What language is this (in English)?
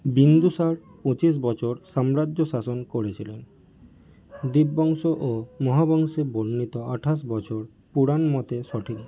Bangla